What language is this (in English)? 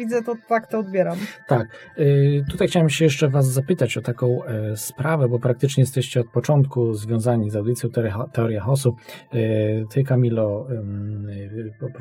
Polish